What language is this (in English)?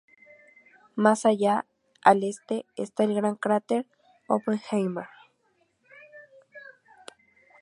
Spanish